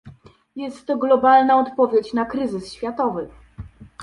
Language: Polish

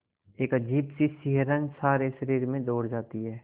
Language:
Hindi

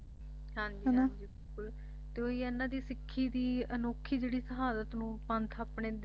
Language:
Punjabi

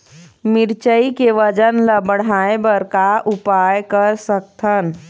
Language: Chhattisgarhi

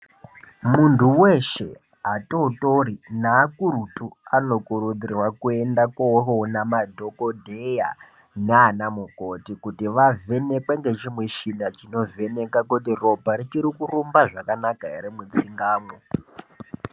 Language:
Ndau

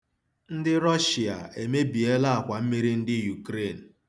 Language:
Igbo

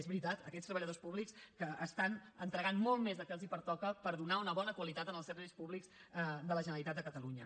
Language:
Catalan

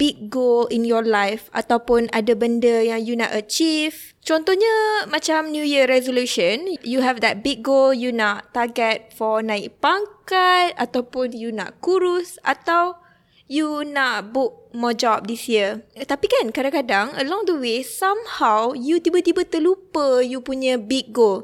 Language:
Malay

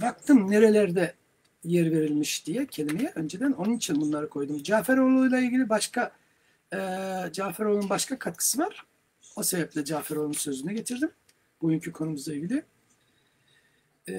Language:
Turkish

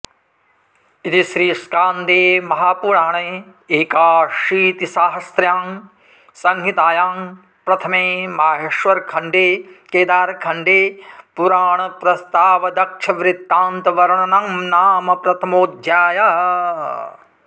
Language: Sanskrit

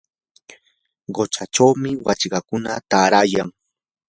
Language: Yanahuanca Pasco Quechua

